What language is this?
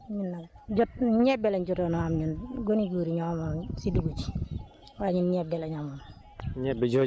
Wolof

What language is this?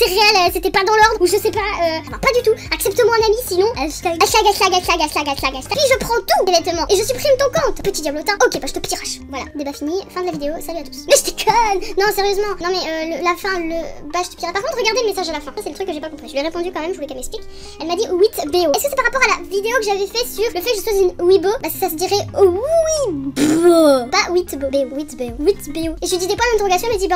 French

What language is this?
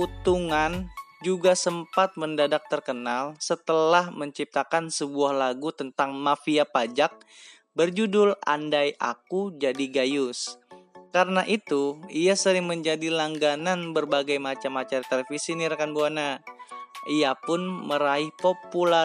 Indonesian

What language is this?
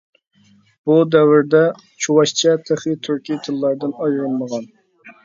Uyghur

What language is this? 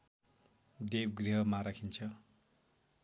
Nepali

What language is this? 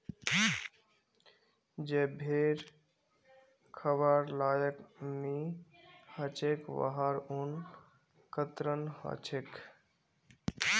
Magahi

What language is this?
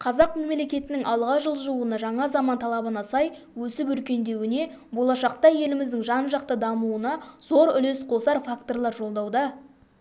Kazakh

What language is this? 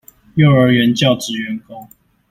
Chinese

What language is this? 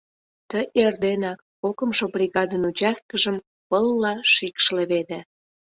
Mari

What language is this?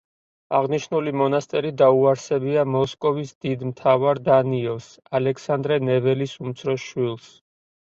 Georgian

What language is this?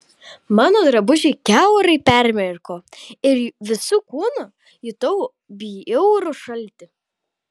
Lithuanian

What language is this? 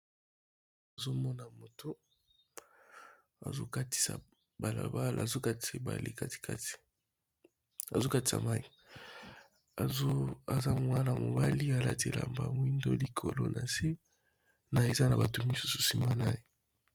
Lingala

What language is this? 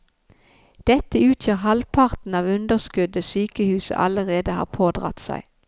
Norwegian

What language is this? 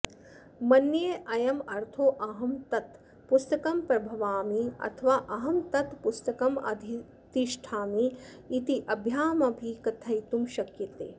Sanskrit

